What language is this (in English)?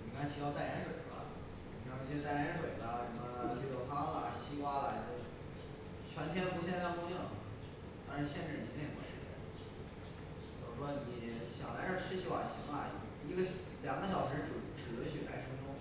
Chinese